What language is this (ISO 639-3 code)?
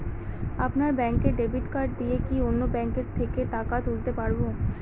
ben